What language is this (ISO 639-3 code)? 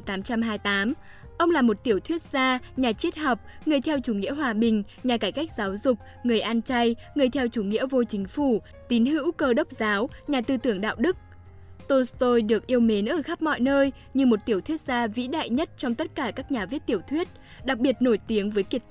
vie